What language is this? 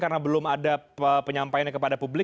Indonesian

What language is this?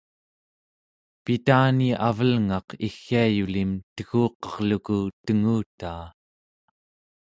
Central Yupik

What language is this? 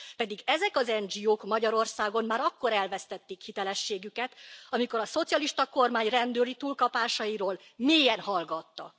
Hungarian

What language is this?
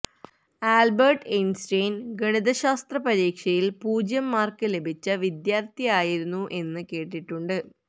Malayalam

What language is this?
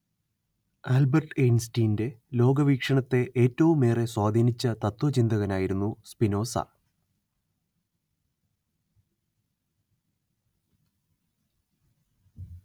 Malayalam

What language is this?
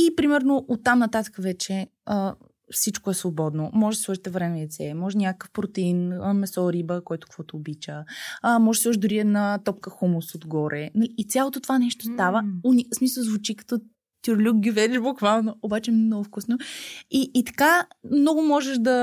Bulgarian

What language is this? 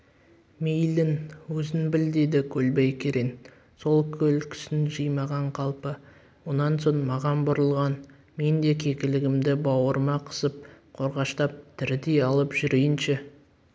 Kazakh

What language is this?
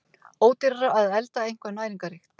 Icelandic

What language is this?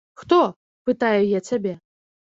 Belarusian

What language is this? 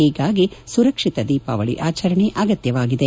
Kannada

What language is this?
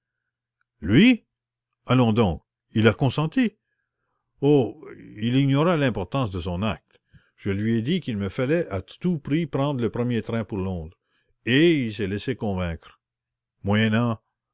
French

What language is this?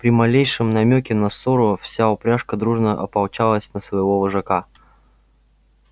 Russian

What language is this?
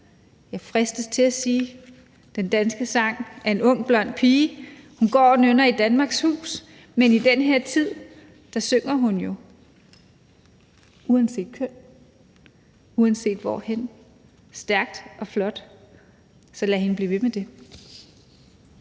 Danish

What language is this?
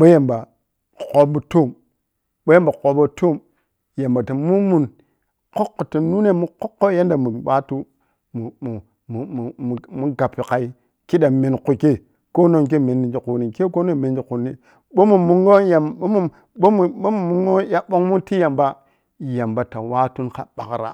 Piya-Kwonci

